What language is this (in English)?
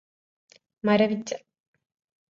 Malayalam